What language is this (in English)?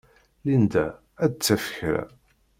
Kabyle